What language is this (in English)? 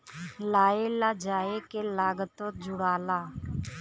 Bhojpuri